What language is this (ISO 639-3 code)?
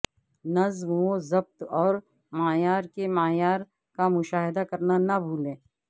urd